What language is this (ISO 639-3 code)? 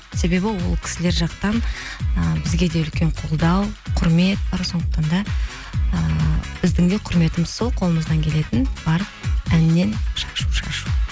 kaz